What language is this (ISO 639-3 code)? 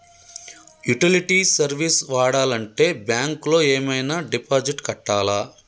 tel